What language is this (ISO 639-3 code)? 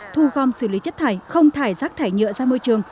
vie